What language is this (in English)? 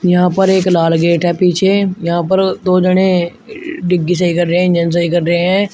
Hindi